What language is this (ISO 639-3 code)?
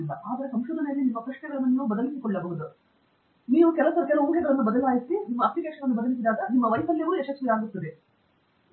kan